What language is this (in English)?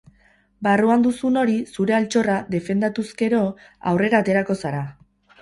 Basque